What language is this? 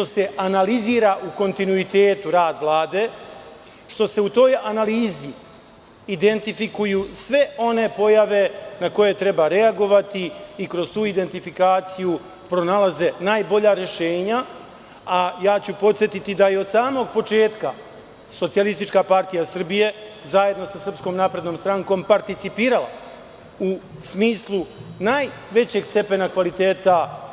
Serbian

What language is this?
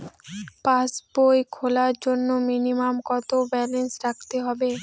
Bangla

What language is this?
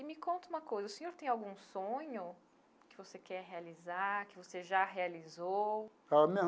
Portuguese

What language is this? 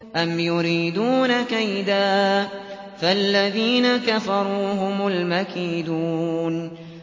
Arabic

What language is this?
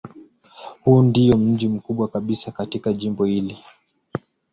Swahili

